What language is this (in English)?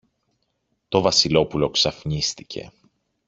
Greek